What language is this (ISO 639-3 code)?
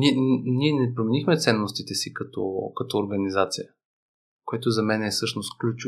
bul